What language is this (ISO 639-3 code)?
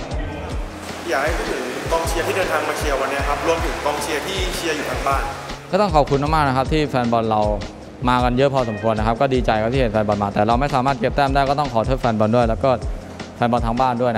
tha